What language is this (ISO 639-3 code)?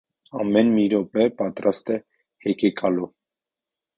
hye